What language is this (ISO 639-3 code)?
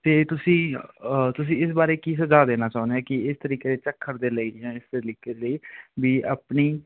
pan